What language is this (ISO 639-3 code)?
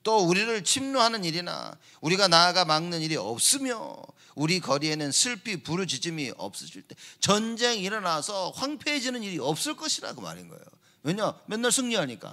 kor